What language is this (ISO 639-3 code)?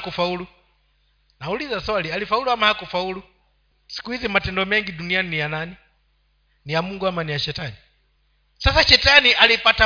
swa